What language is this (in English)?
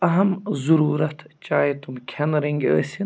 Kashmiri